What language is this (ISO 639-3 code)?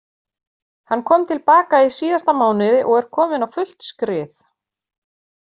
isl